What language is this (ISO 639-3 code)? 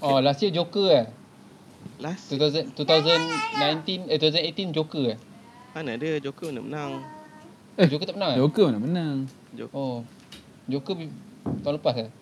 msa